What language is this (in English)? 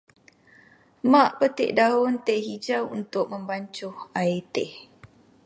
Malay